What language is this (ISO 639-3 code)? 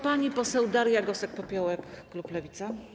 pol